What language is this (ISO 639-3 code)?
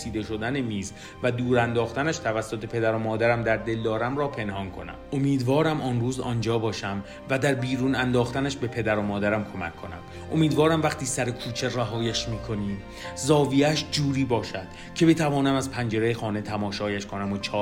fas